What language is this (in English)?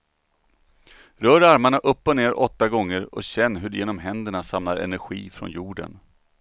Swedish